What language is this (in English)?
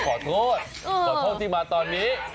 Thai